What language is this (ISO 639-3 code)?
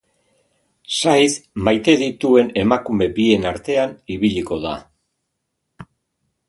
eus